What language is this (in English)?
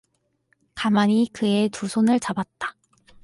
Korean